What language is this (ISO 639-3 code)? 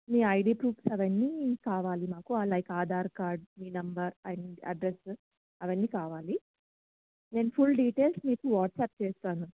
tel